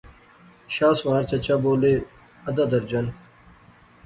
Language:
Pahari-Potwari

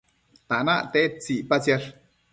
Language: Matsés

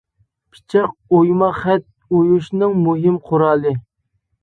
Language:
Uyghur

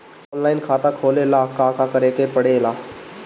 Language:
Bhojpuri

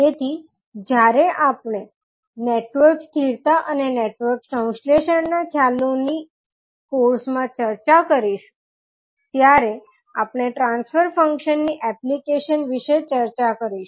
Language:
Gujarati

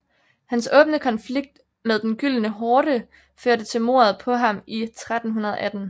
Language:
Danish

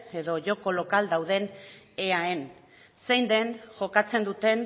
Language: Basque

